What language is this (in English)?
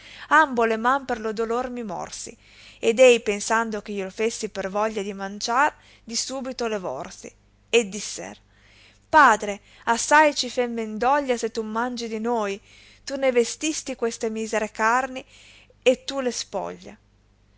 Italian